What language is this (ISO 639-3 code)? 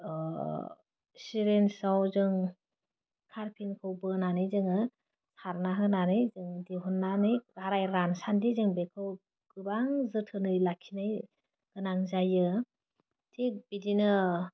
brx